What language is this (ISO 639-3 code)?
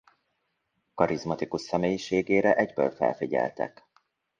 hun